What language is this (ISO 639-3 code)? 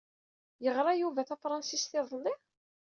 kab